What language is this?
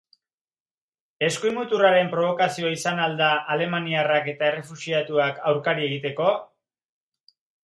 Basque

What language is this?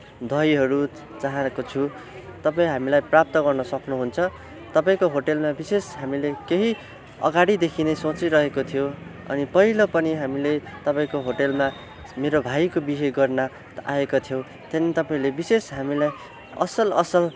Nepali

